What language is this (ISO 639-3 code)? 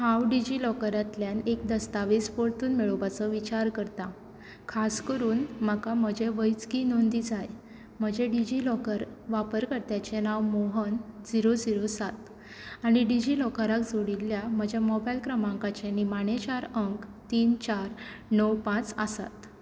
kok